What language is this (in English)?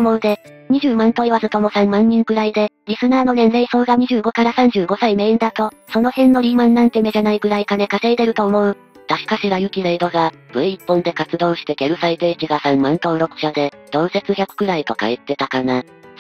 Japanese